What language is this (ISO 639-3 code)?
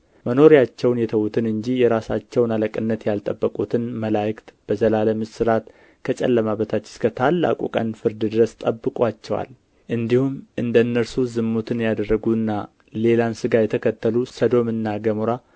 amh